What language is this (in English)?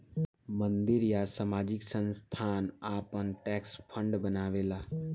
Bhojpuri